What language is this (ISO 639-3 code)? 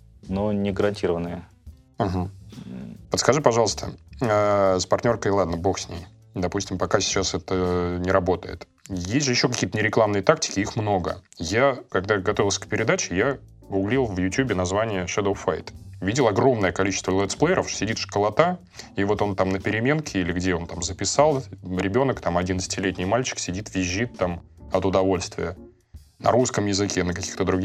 rus